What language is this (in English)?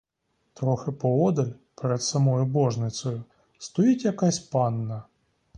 Ukrainian